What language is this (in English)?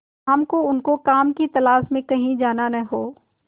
Hindi